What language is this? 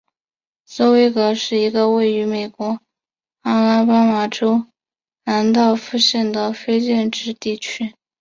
Chinese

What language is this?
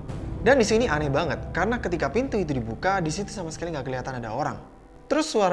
Indonesian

